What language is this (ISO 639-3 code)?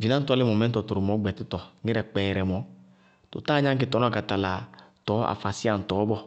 bqg